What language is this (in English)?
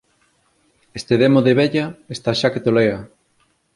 Galician